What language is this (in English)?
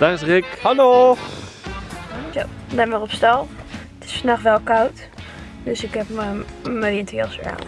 Dutch